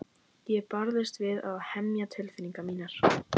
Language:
Icelandic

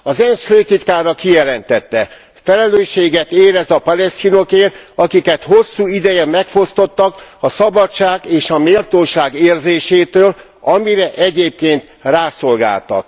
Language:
Hungarian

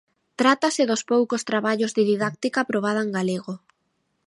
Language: Galician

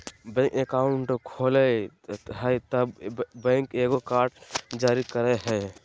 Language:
Magahi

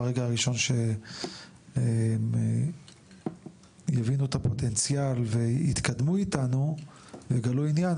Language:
Hebrew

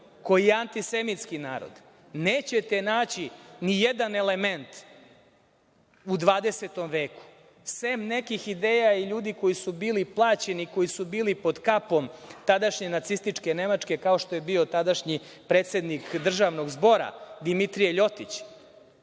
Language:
Serbian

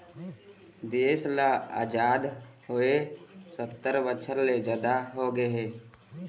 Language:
Chhattisgarhi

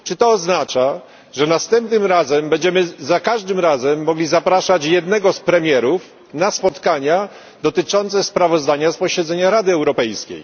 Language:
Polish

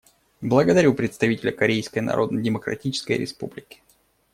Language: Russian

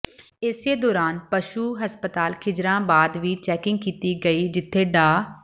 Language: Punjabi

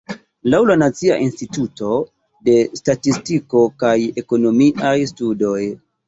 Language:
Esperanto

